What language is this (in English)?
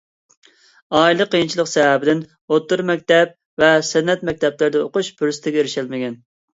Uyghur